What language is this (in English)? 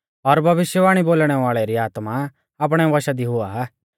Mahasu Pahari